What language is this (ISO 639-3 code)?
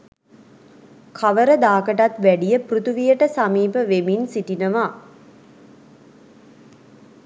sin